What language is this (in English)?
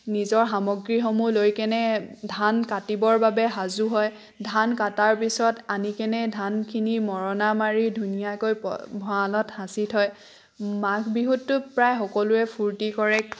Assamese